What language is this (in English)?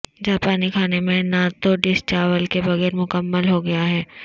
Urdu